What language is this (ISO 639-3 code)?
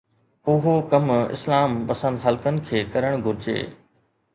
snd